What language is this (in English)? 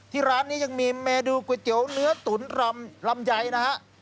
Thai